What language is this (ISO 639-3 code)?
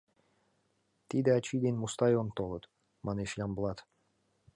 chm